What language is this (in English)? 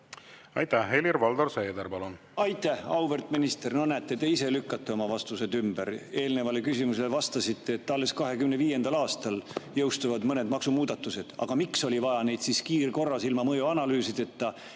Estonian